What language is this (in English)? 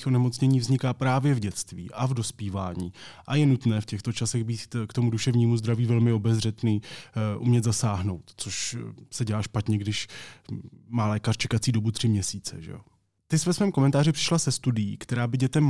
Czech